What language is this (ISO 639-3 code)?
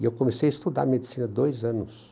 por